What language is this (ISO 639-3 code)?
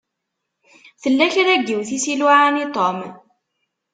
kab